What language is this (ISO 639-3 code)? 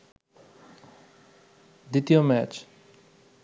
ben